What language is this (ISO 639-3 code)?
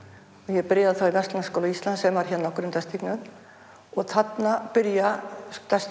isl